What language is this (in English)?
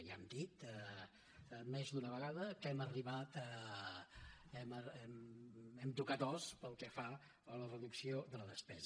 Catalan